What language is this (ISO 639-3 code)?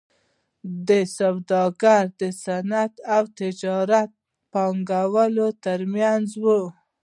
pus